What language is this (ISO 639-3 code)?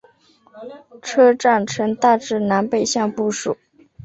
zho